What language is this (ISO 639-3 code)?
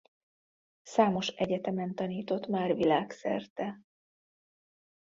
hun